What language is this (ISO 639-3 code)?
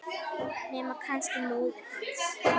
isl